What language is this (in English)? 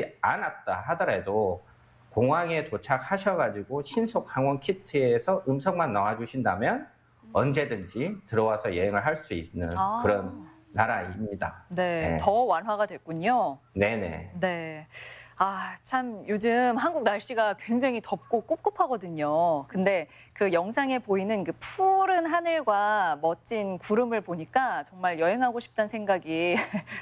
Korean